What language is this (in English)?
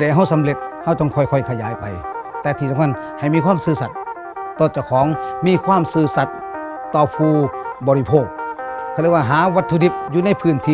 Thai